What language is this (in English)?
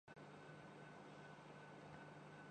Urdu